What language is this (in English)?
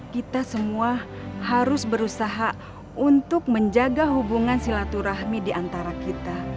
Indonesian